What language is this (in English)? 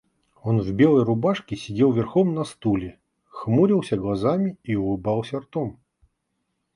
Russian